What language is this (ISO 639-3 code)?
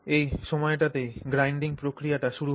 ben